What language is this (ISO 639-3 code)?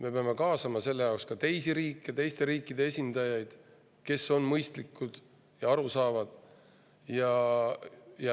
est